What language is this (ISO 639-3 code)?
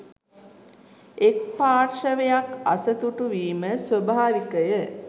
sin